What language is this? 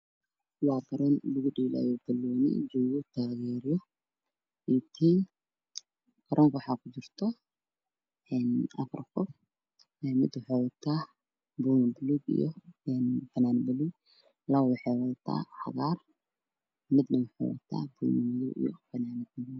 Somali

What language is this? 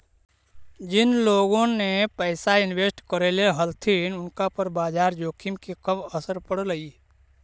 Magahi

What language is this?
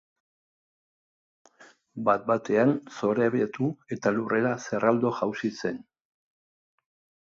Basque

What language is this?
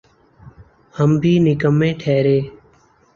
Urdu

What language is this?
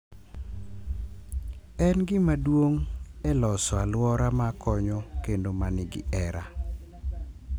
Luo (Kenya and Tanzania)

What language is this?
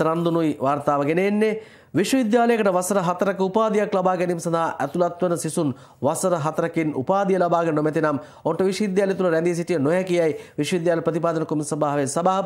Turkish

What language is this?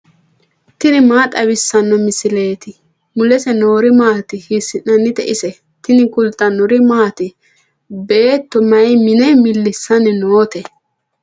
Sidamo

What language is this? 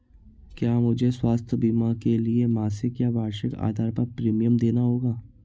Hindi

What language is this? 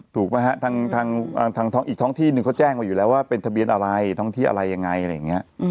Thai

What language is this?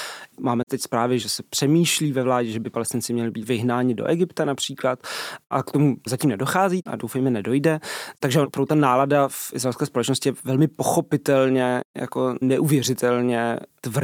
Czech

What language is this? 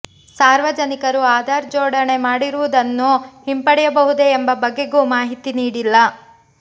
Kannada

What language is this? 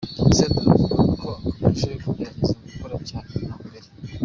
Kinyarwanda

